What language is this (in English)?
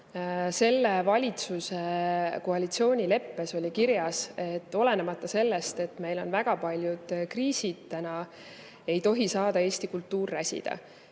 Estonian